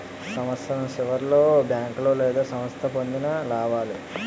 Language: Telugu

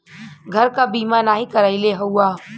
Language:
Bhojpuri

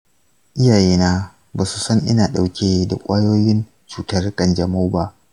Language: Hausa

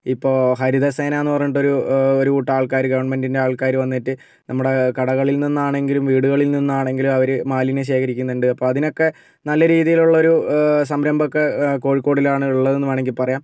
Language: Malayalam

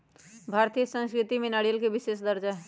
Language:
Magahi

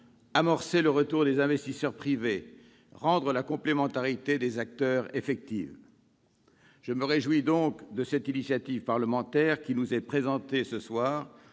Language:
French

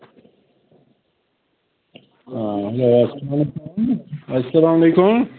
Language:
Kashmiri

